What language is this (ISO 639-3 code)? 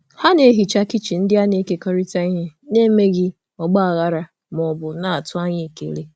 ibo